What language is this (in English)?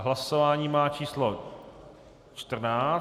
Czech